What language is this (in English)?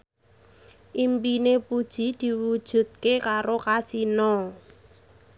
Javanese